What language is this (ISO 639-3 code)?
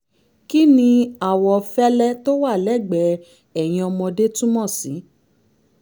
yor